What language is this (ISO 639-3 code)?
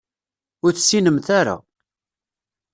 kab